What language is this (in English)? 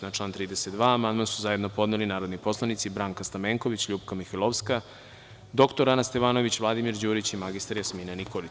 Serbian